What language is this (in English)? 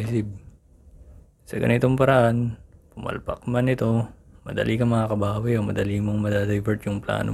Filipino